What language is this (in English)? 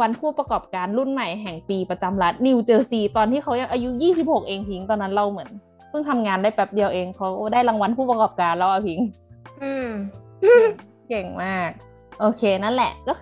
Thai